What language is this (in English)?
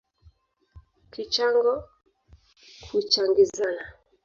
Swahili